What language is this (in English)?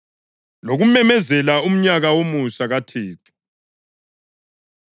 North Ndebele